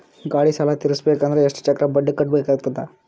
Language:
Kannada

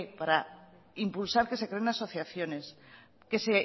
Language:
Spanish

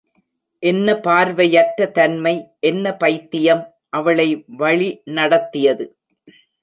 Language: Tamil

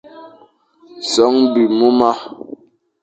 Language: Fang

